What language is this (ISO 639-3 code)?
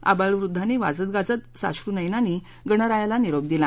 mar